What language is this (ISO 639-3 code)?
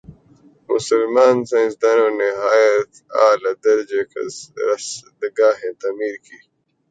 urd